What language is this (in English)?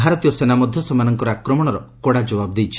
Odia